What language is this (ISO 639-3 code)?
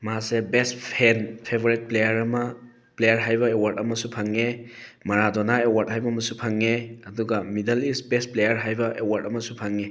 mni